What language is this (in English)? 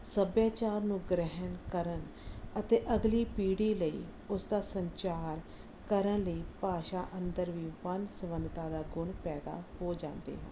Punjabi